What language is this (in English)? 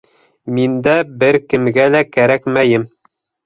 Bashkir